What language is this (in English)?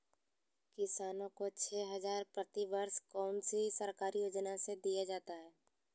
Magahi